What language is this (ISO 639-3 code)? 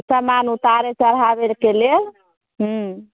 mai